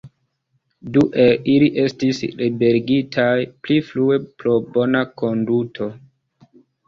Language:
Esperanto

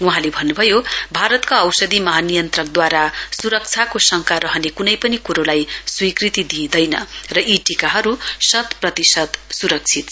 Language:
Nepali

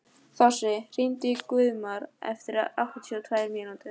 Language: Icelandic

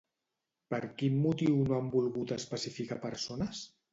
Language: Catalan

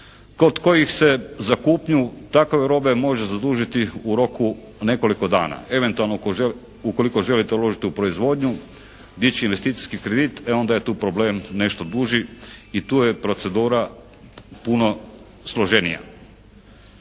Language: Croatian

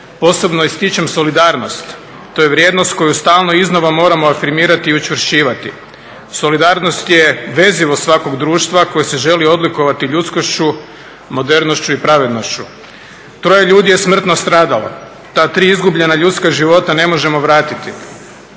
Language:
Croatian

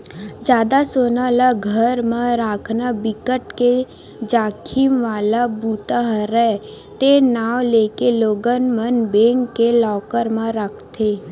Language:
Chhattisgarhi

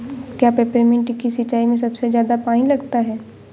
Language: Hindi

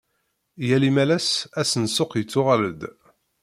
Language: Kabyle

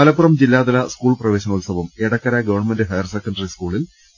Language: Malayalam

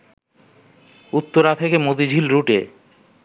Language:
Bangla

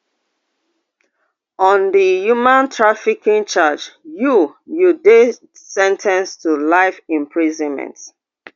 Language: Nigerian Pidgin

